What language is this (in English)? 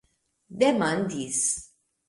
Esperanto